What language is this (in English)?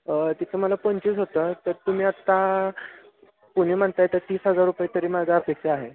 Marathi